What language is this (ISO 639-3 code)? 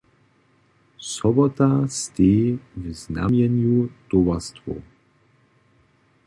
hsb